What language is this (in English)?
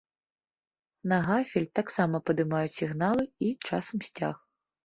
Belarusian